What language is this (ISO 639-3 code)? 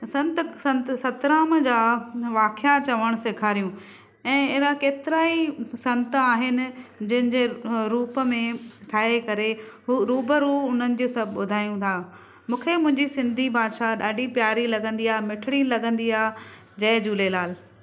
snd